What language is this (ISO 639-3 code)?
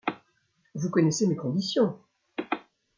fra